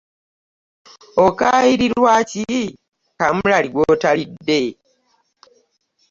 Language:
Ganda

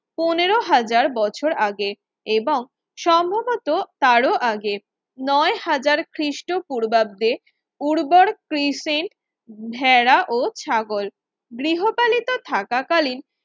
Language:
Bangla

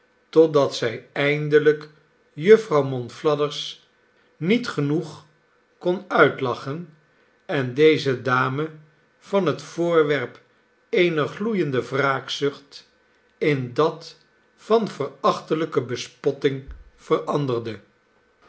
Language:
Dutch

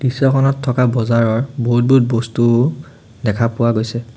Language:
Assamese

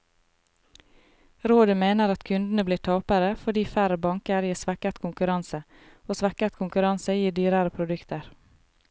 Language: Norwegian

